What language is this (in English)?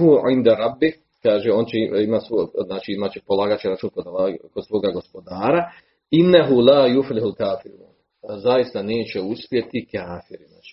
Croatian